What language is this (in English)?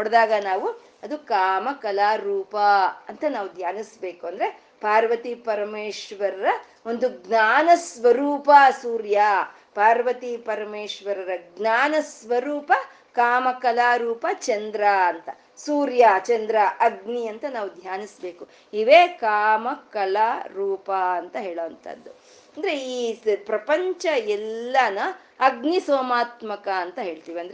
Kannada